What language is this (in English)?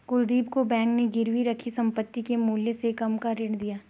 Hindi